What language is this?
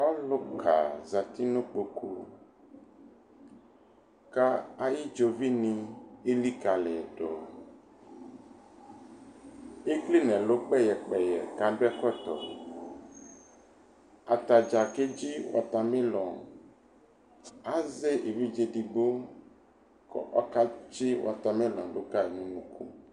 Ikposo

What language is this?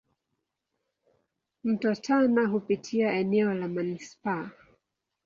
Swahili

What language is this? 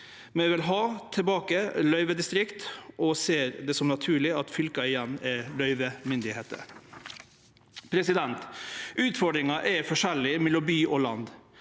Norwegian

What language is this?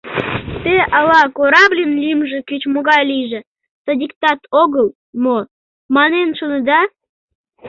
Mari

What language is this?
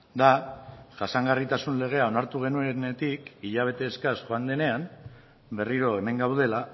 Basque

